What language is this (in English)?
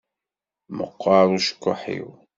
Kabyle